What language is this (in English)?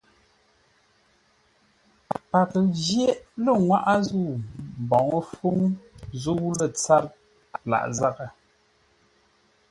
Ngombale